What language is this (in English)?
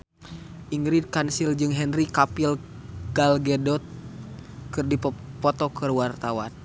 Sundanese